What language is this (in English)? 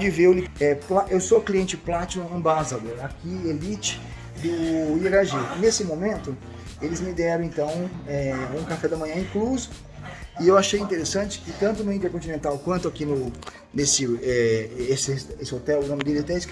Portuguese